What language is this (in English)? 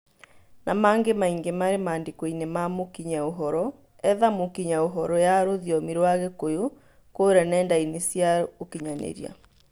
Kikuyu